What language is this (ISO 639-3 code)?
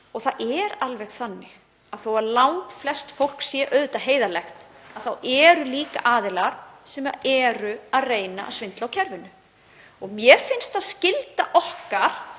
isl